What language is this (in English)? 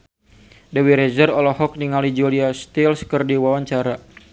Sundanese